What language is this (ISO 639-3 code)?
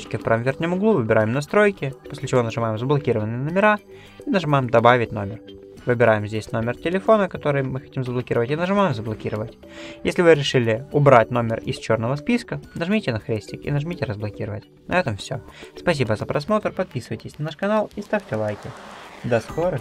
rus